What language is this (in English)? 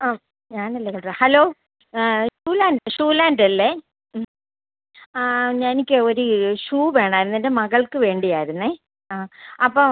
Malayalam